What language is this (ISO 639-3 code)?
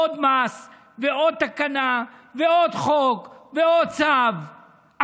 heb